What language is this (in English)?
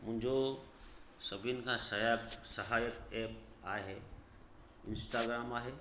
Sindhi